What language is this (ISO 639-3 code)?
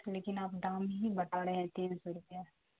urd